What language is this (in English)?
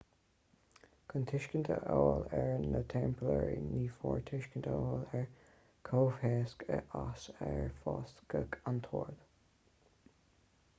Irish